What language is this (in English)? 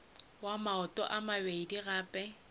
Northern Sotho